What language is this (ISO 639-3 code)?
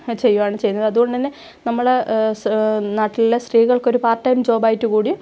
mal